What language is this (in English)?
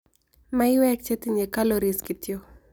Kalenjin